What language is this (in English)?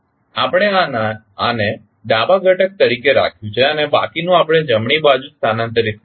Gujarati